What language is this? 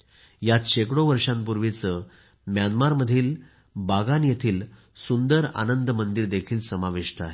Marathi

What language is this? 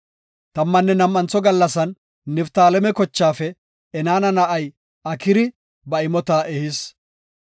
Gofa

